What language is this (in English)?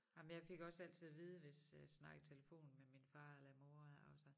Danish